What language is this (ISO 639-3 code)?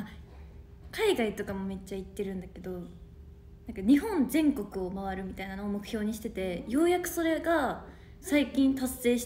jpn